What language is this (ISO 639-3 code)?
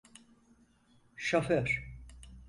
tur